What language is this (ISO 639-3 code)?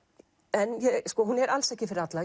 isl